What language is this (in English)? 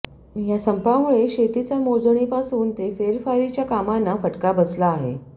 Marathi